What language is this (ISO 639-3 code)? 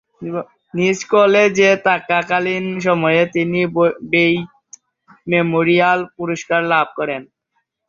ben